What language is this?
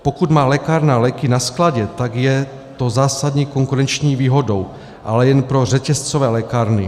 Czech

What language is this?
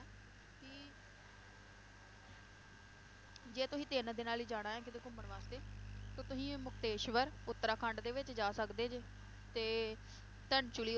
Punjabi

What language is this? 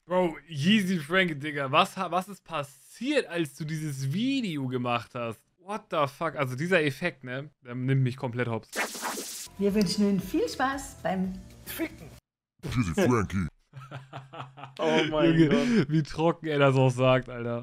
German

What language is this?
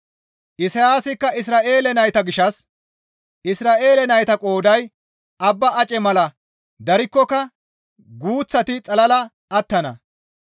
Gamo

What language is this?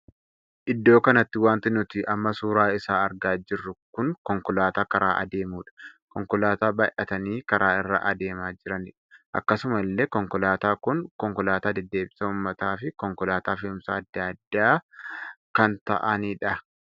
Oromo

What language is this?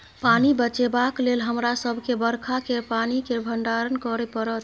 Maithili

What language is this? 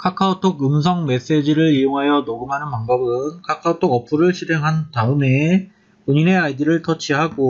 Korean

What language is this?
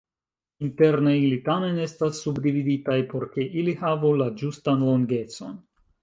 Esperanto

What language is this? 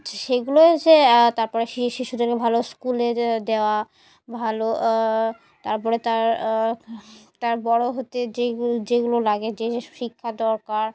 Bangla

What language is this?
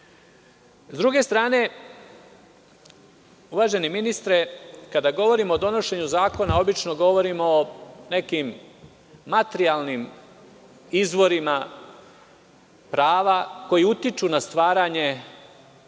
Serbian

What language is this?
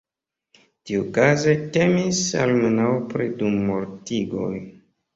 Esperanto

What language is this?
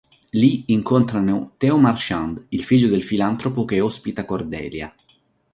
Italian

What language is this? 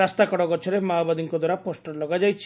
Odia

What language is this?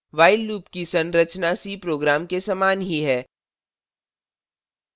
Hindi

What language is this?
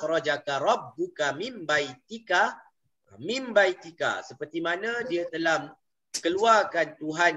Malay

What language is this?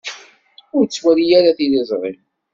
Kabyle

